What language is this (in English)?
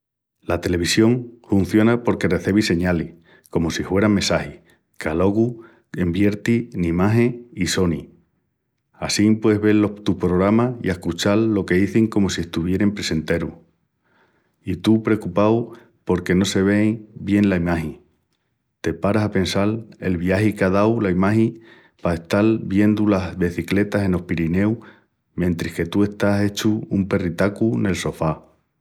Extremaduran